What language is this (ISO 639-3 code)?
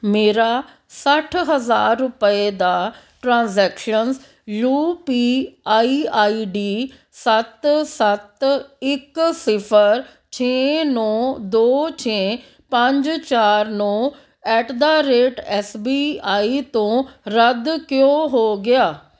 pan